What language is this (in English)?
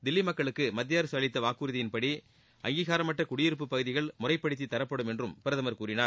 Tamil